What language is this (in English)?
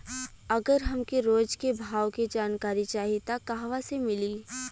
Bhojpuri